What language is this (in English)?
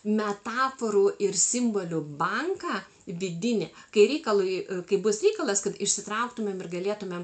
Lithuanian